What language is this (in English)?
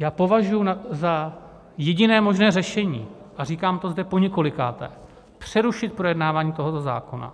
Czech